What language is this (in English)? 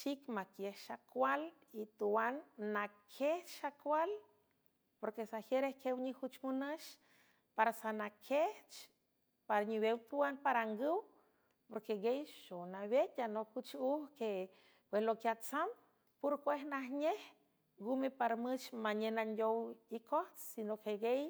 San Francisco Del Mar Huave